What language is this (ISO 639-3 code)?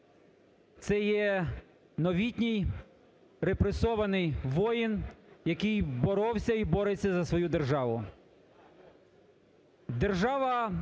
ukr